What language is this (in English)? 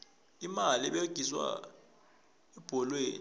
South Ndebele